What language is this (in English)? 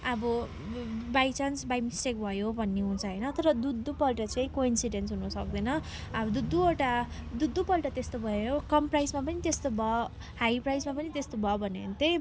Nepali